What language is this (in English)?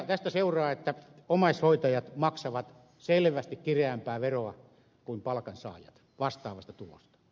Finnish